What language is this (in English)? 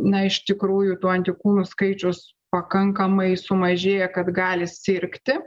Lithuanian